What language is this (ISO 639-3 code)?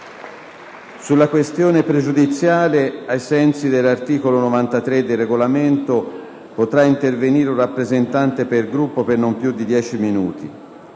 ita